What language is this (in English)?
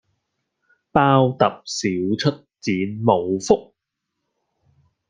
Cantonese